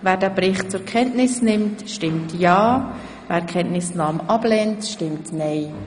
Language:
Swiss German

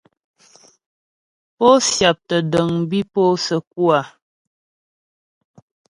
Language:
Ghomala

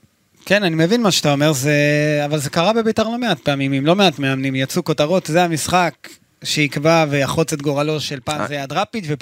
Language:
Hebrew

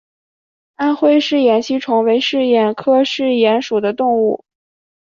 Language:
Chinese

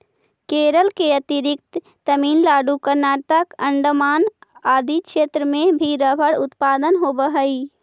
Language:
Magahi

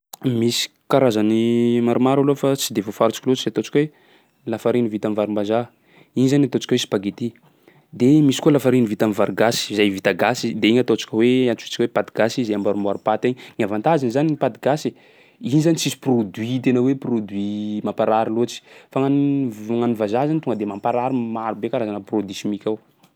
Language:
Sakalava Malagasy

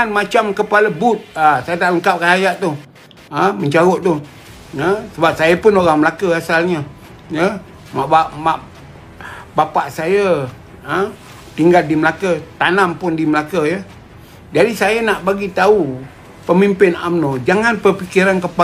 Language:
Malay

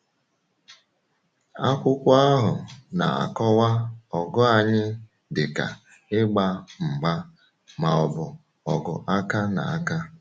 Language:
Igbo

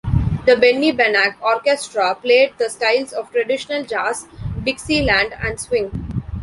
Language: English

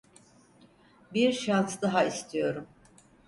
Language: Turkish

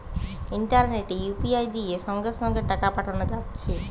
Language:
Bangla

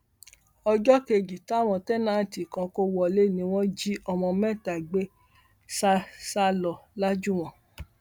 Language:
Yoruba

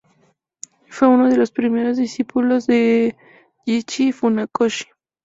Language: Spanish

